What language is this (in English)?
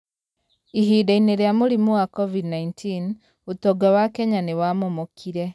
Kikuyu